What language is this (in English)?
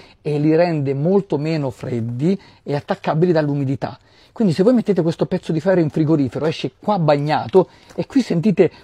Italian